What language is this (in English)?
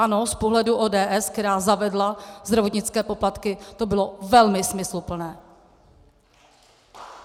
Czech